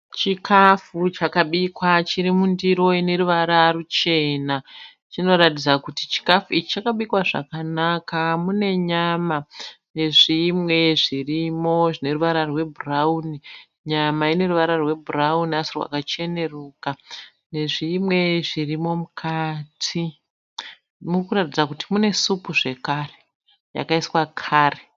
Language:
Shona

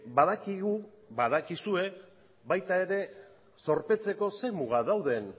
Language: Basque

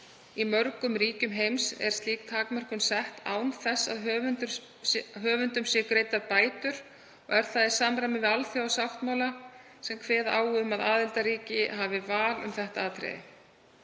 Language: Icelandic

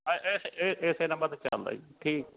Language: Punjabi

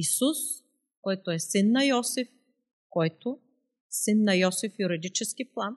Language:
Bulgarian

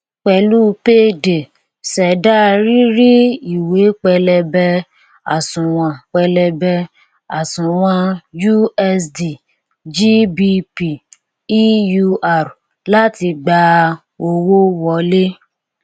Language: Yoruba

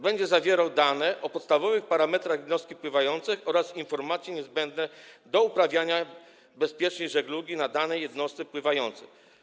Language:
Polish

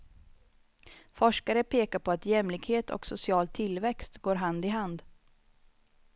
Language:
Swedish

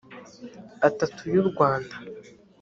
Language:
Kinyarwanda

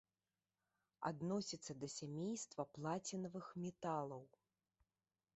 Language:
Belarusian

